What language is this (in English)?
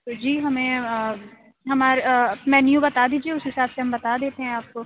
Urdu